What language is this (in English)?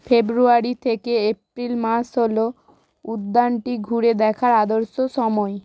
Bangla